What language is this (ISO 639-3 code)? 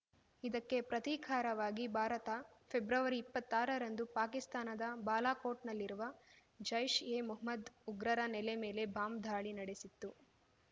kan